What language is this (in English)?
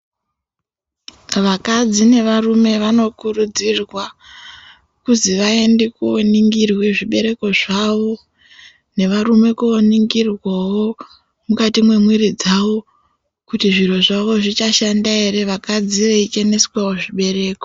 Ndau